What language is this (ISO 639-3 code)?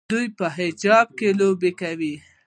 pus